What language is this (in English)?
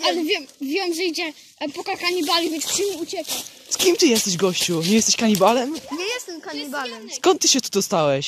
Polish